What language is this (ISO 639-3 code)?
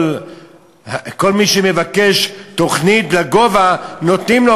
heb